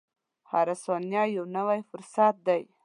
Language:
Pashto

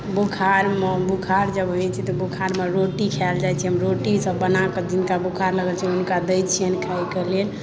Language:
Maithili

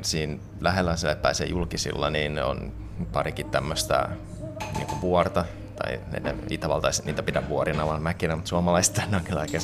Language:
Finnish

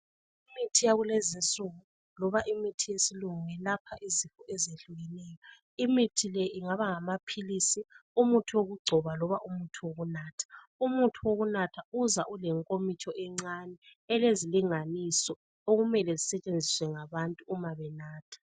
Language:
North Ndebele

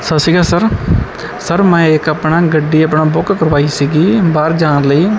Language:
Punjabi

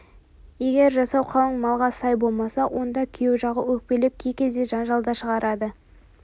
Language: Kazakh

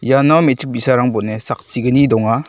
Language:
Garo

